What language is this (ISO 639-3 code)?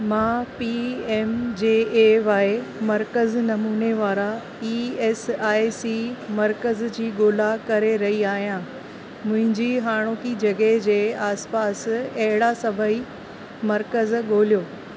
snd